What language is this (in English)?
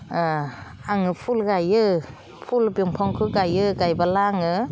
Bodo